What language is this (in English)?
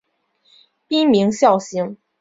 Chinese